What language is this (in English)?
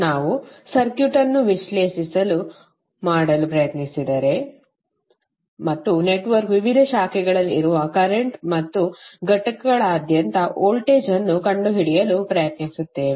Kannada